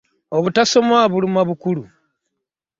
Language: Ganda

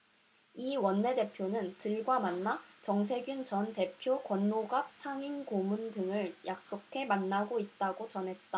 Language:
Korean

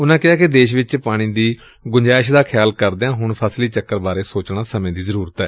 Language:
Punjabi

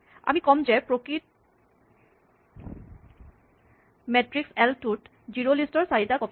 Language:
Assamese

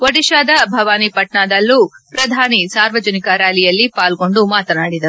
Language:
Kannada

